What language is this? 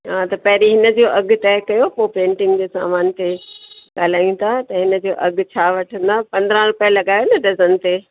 Sindhi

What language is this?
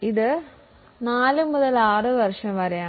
Malayalam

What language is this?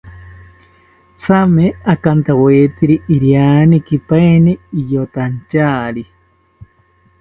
South Ucayali Ashéninka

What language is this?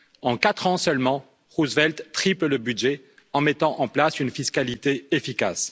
French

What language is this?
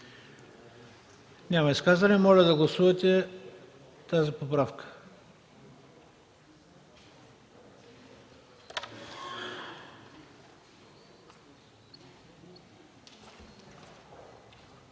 Bulgarian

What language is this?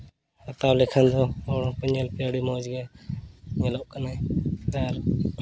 Santali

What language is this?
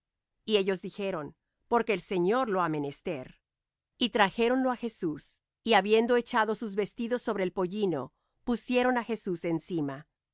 Spanish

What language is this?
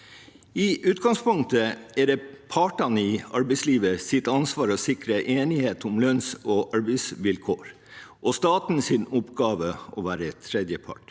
Norwegian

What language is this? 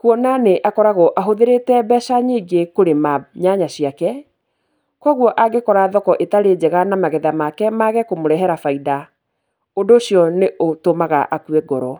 Kikuyu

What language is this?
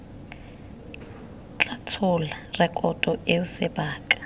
Tswana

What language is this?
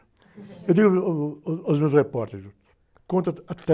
Portuguese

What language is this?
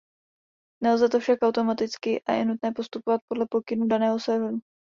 Czech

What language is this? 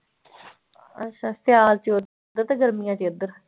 Punjabi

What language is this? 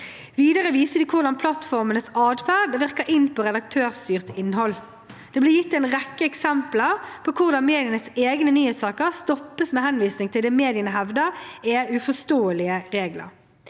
Norwegian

